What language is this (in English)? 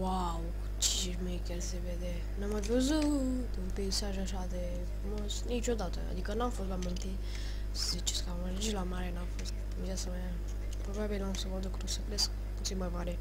Romanian